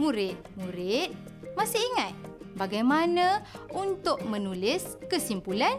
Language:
Malay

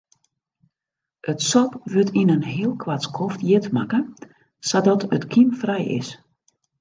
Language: Western Frisian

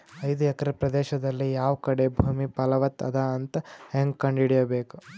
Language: Kannada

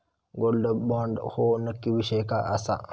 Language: Marathi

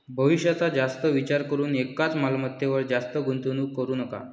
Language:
Marathi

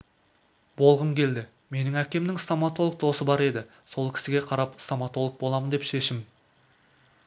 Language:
Kazakh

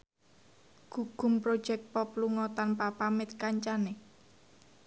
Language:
Javanese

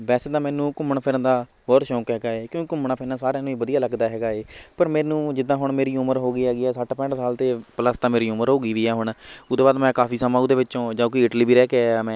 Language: Punjabi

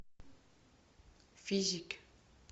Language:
Russian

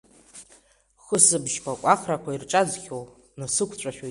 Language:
Abkhazian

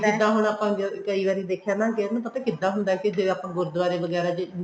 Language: Punjabi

